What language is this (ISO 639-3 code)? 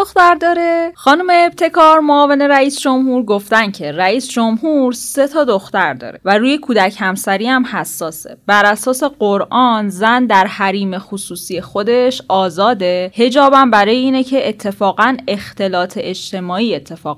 fas